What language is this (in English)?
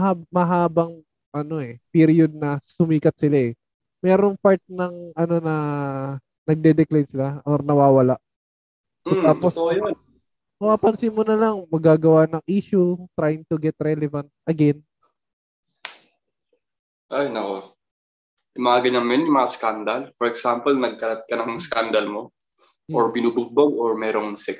Filipino